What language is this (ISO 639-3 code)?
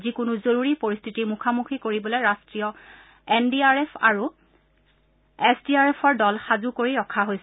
asm